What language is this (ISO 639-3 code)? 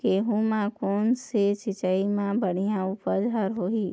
hne